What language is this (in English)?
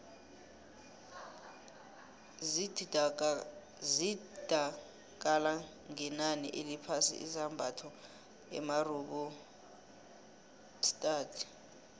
South Ndebele